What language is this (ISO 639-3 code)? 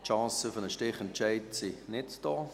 gsw